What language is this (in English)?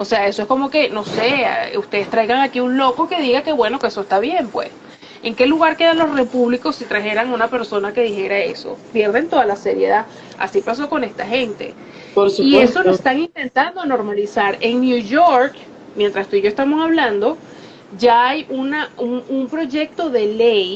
Spanish